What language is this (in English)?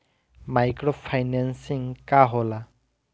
Bhojpuri